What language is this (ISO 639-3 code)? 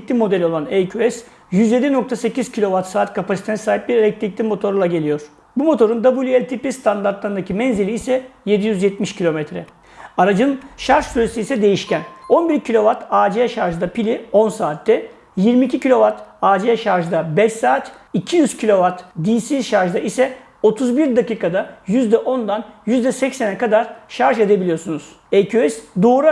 tur